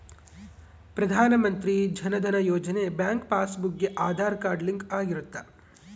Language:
Kannada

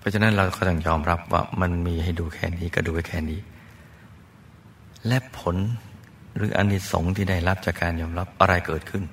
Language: Thai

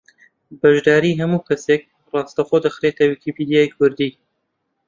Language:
Central Kurdish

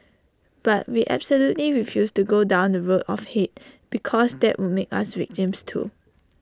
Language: English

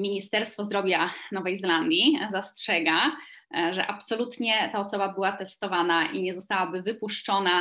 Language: Polish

